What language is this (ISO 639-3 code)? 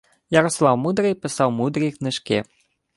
ukr